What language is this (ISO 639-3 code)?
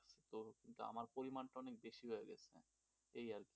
ben